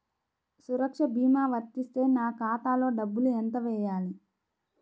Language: Telugu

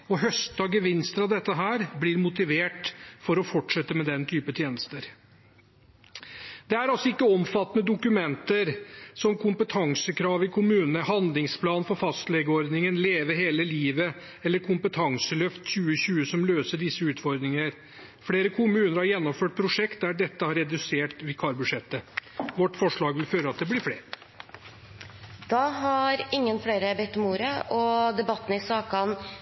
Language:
Norwegian Bokmål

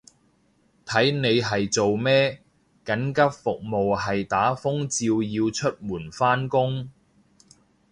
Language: Cantonese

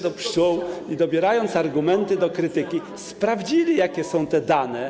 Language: Polish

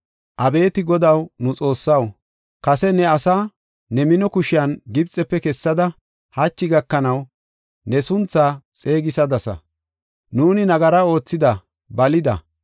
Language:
Gofa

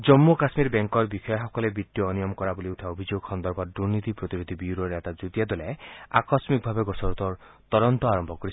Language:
Assamese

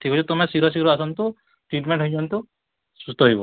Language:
Odia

